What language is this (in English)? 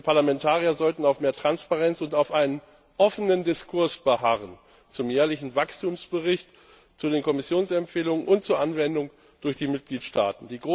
German